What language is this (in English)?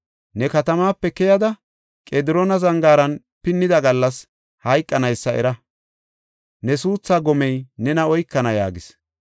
Gofa